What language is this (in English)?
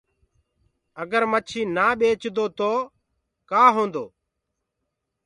Gurgula